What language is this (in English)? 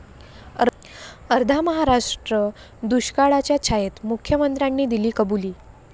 Marathi